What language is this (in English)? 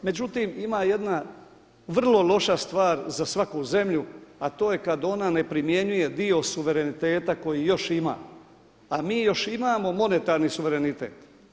Croatian